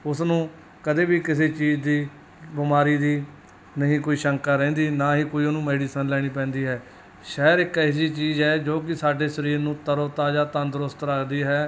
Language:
Punjabi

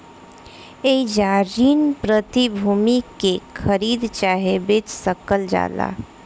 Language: Bhojpuri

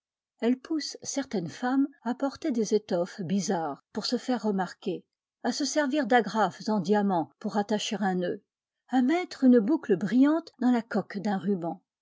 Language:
French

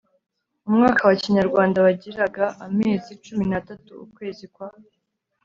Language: Kinyarwanda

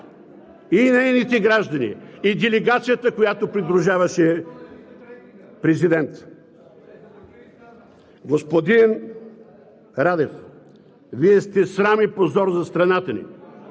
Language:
Bulgarian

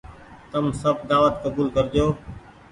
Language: Goaria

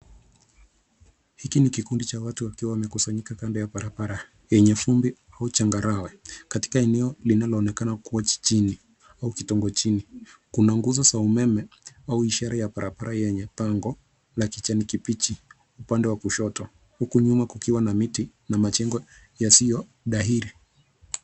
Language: Swahili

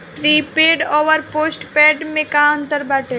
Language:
Bhojpuri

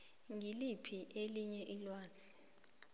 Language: South Ndebele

